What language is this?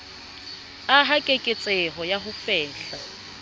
Southern Sotho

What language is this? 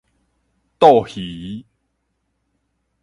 Min Nan Chinese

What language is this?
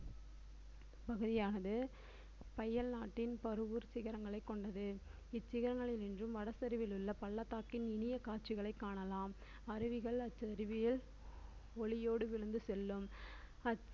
Tamil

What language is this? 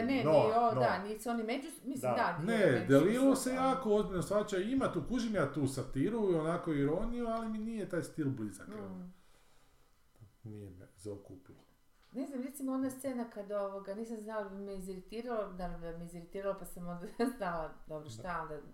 Croatian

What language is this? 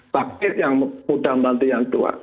Indonesian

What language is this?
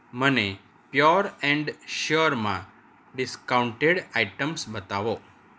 Gujarati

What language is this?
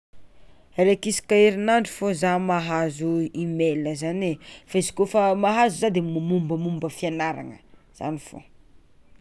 Tsimihety Malagasy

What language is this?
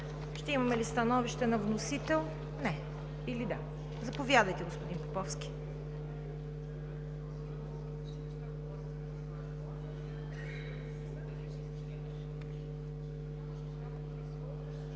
Bulgarian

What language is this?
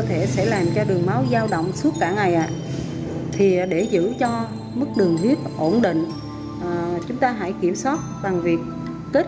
Vietnamese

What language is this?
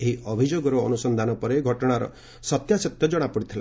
Odia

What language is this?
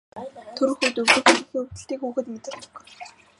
Mongolian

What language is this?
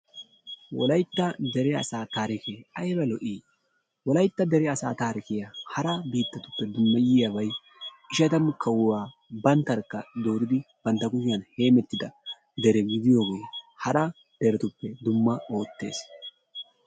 Wolaytta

